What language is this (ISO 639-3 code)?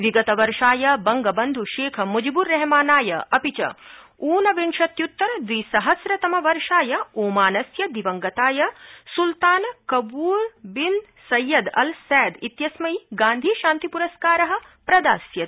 san